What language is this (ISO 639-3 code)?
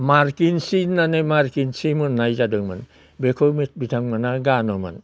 brx